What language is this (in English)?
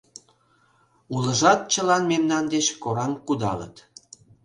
Mari